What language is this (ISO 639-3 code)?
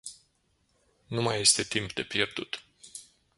ron